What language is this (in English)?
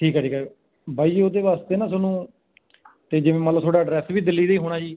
Punjabi